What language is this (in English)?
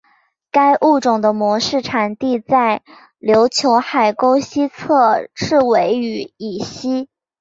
Chinese